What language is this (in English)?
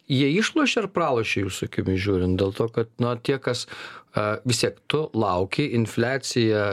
Lithuanian